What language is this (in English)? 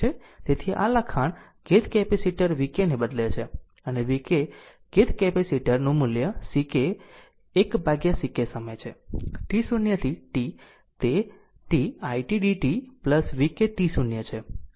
Gujarati